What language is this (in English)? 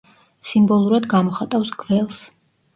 Georgian